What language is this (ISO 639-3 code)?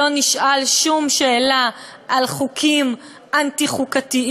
heb